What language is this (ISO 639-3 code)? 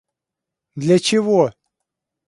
rus